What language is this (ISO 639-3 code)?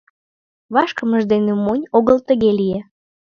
chm